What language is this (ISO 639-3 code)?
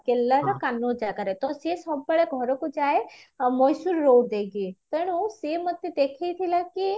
ori